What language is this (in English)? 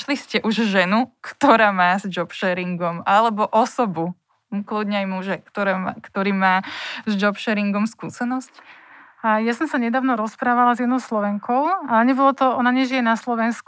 Slovak